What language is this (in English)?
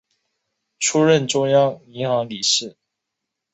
Chinese